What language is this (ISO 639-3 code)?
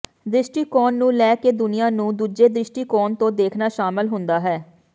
pan